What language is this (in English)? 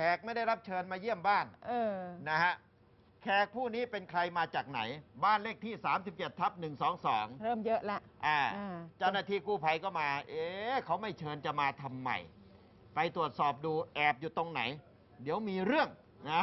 Thai